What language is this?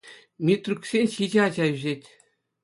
Chuvash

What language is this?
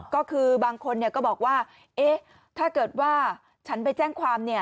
Thai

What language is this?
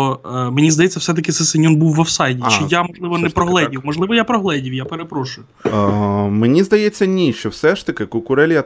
Ukrainian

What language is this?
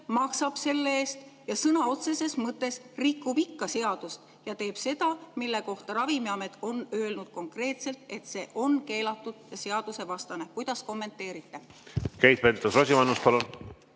Estonian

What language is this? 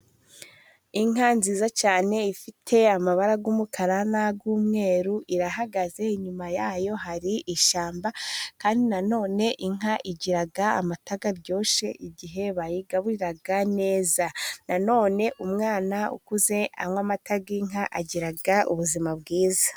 Kinyarwanda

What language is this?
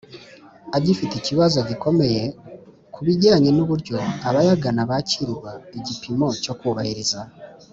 Kinyarwanda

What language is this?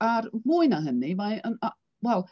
Welsh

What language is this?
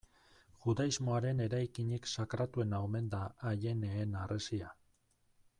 Basque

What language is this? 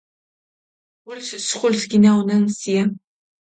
Mingrelian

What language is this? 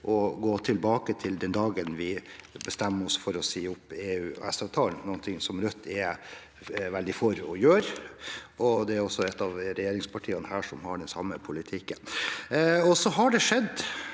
Norwegian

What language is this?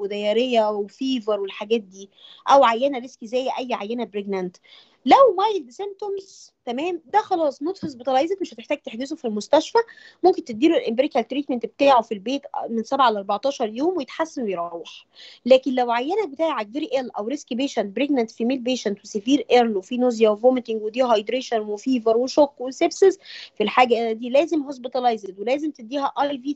Arabic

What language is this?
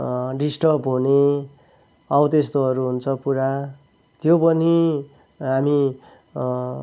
Nepali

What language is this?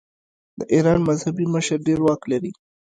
Pashto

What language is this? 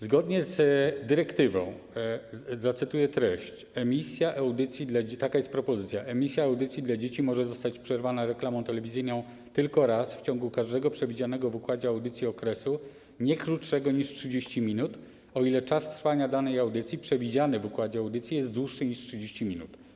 Polish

